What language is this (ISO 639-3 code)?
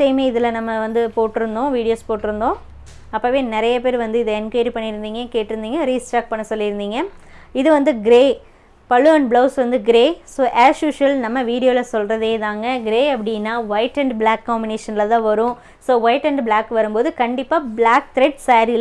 tam